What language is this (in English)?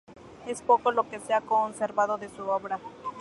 Spanish